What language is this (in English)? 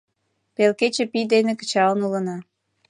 Mari